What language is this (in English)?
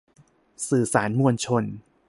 Thai